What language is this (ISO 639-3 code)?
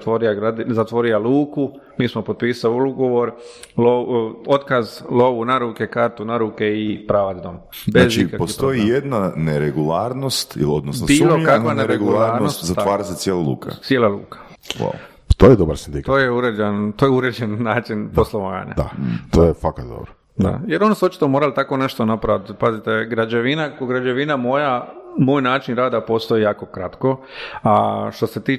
hrv